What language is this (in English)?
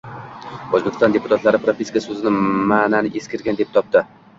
Uzbek